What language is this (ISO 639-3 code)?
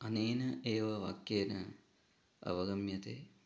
san